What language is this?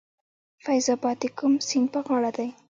Pashto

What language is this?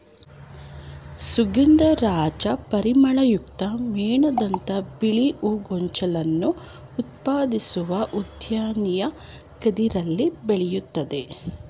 Kannada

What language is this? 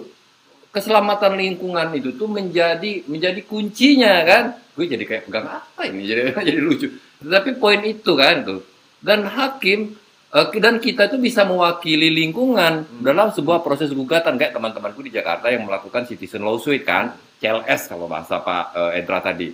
Indonesian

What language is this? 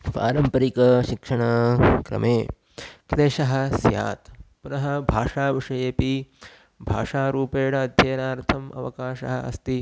Sanskrit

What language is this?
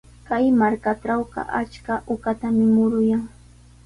Sihuas Ancash Quechua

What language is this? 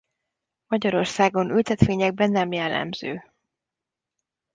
Hungarian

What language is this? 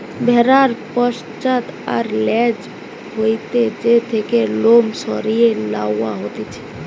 Bangla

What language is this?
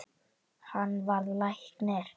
Icelandic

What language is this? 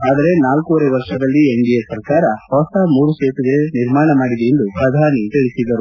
Kannada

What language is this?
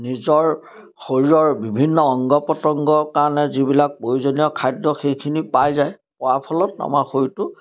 Assamese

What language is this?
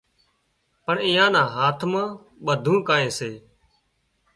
Wadiyara Koli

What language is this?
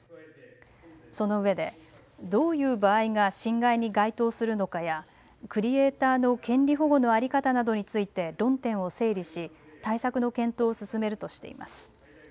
Japanese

